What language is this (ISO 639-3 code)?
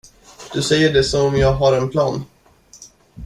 swe